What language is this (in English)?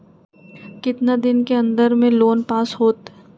Magahi